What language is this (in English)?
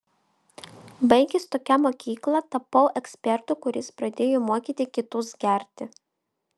Lithuanian